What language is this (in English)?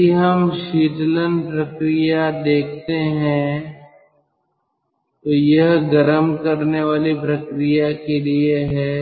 Hindi